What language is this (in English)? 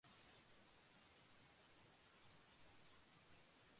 Bangla